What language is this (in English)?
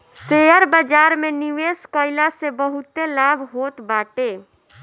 Bhojpuri